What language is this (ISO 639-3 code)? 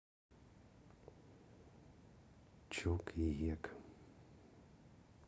rus